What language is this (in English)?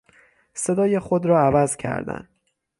Persian